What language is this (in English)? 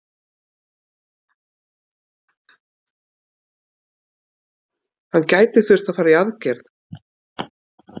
Icelandic